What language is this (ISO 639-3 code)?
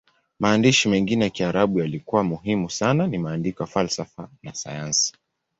swa